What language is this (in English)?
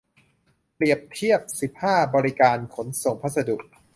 Thai